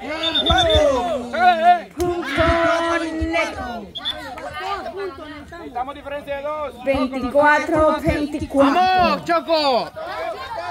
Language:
Spanish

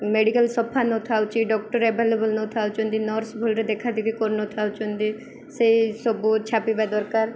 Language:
Odia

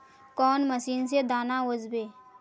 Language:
Magahi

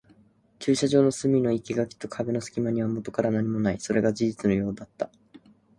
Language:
Japanese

